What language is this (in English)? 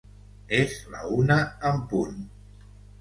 Catalan